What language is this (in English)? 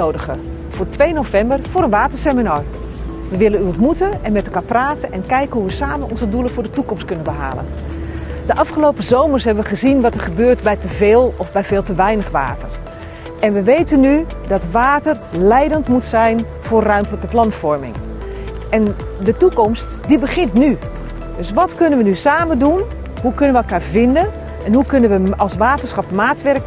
Dutch